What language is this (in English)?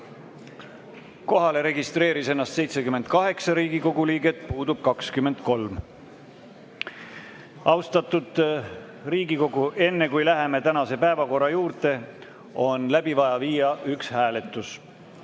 Estonian